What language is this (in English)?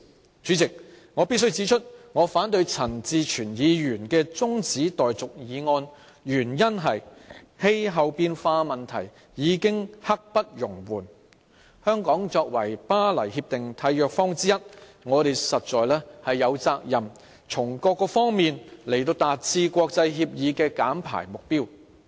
Cantonese